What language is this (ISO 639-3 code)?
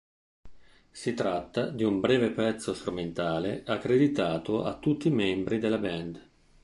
ita